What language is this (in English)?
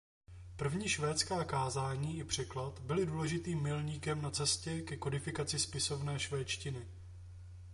Czech